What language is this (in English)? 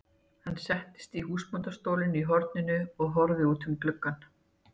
Icelandic